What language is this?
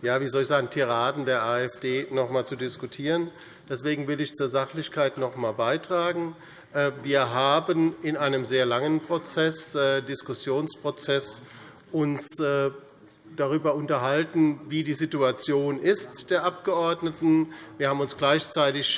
German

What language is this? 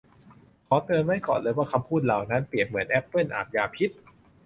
Thai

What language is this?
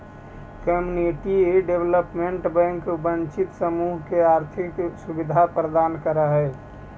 Magahi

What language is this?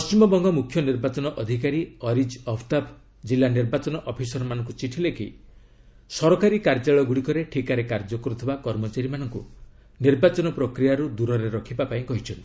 Odia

